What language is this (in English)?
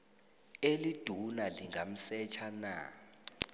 South Ndebele